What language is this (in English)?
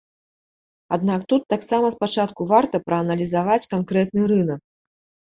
Belarusian